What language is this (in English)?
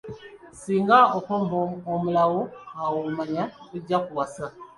Ganda